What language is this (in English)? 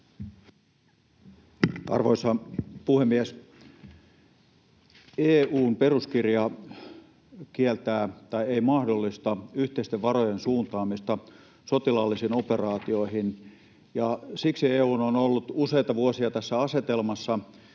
Finnish